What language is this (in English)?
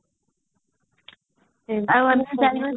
Odia